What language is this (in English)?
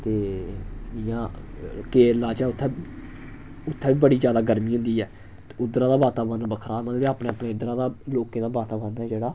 Dogri